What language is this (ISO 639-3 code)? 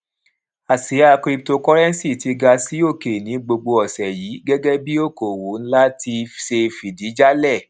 yor